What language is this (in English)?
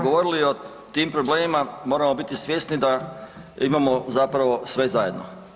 Croatian